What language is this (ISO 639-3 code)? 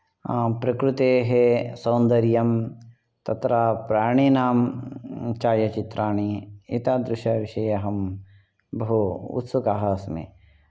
san